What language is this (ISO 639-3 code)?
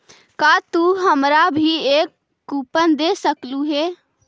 mag